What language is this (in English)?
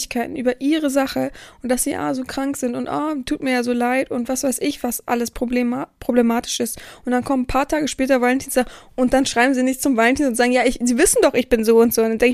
German